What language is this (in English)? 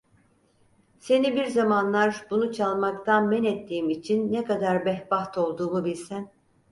Turkish